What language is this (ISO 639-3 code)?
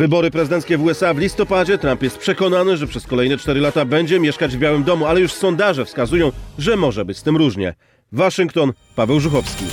pol